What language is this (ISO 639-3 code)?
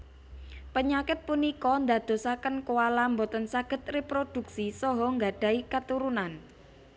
jav